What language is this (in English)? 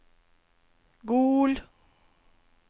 Norwegian